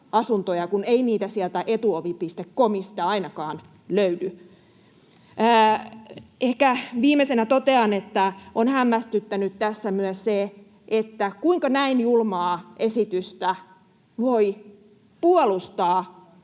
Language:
Finnish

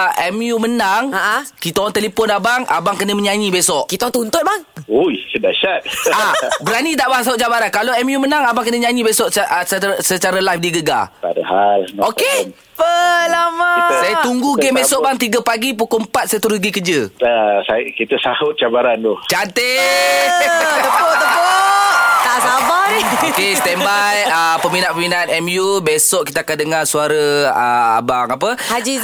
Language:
Malay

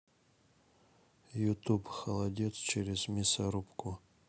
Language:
Russian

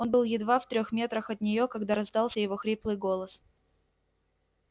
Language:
Russian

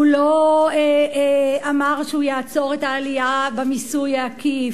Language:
Hebrew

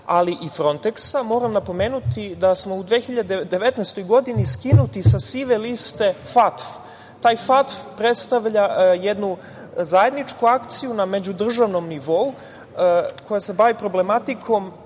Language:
Serbian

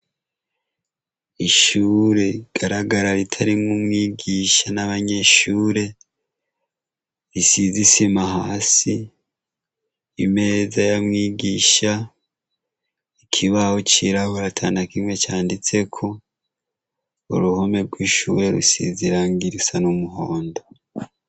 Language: Rundi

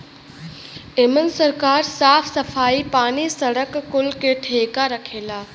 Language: Bhojpuri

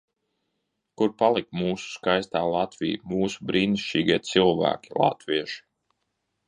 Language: Latvian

